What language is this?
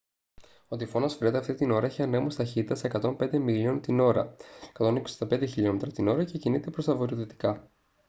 Greek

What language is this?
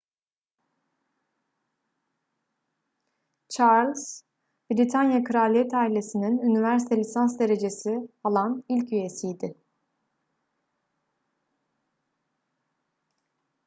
Turkish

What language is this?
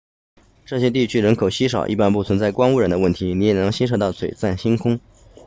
Chinese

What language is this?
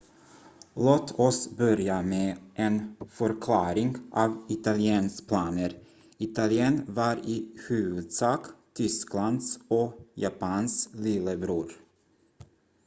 Swedish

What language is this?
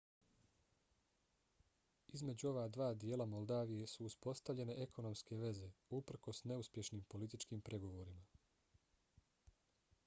Bosnian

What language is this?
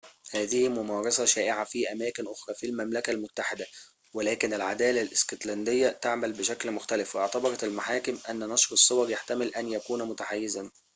Arabic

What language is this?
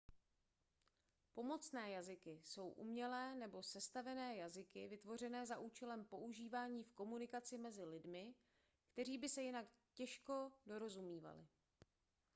Czech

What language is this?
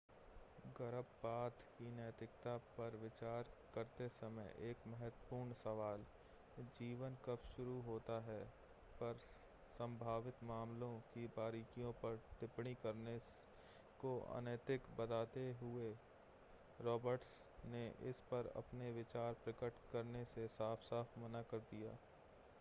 Hindi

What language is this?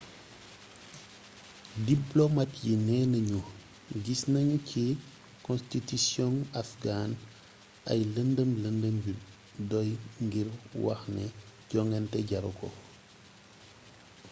Wolof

